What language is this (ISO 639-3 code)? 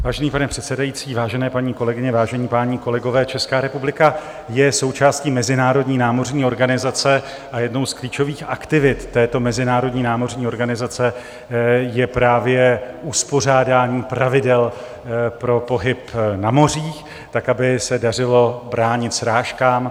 ces